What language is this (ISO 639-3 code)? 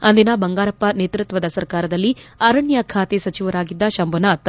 kan